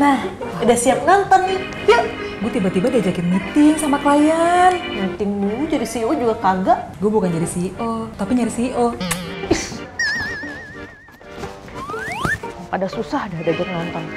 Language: Indonesian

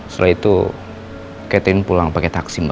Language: Indonesian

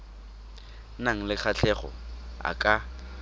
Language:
Tswana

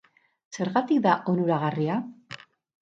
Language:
Basque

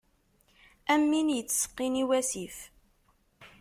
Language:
Kabyle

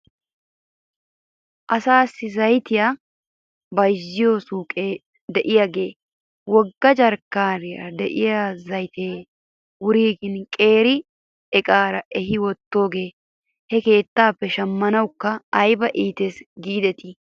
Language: Wolaytta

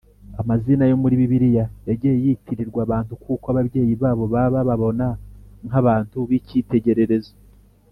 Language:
Kinyarwanda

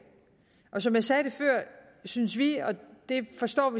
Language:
Danish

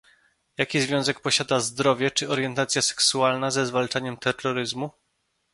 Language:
Polish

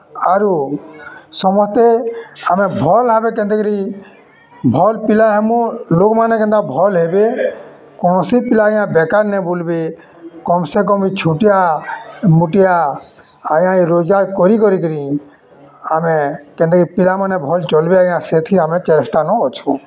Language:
Odia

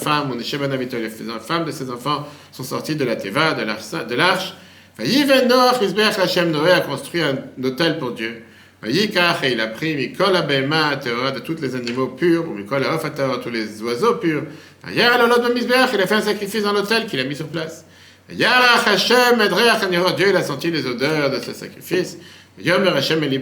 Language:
French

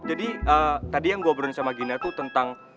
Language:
Indonesian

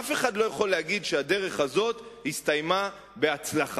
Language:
Hebrew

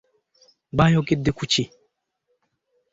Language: Ganda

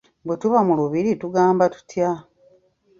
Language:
Ganda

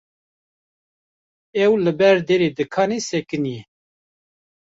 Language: Kurdish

